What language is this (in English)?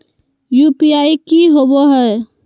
Magahi